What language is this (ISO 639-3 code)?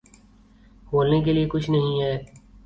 urd